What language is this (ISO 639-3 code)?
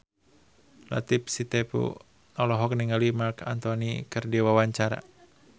sun